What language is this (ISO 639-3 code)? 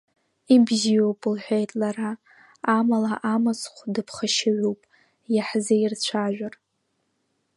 abk